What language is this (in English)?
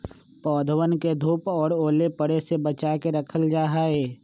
Magahi